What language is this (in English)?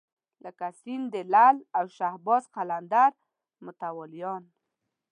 Pashto